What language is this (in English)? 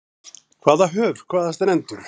Icelandic